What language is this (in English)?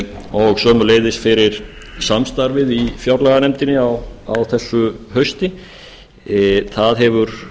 Icelandic